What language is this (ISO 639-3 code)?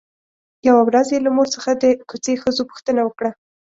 pus